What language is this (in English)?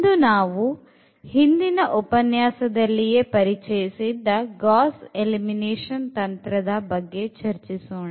Kannada